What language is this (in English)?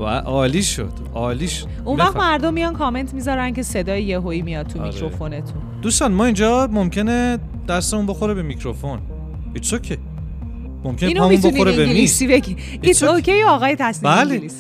Persian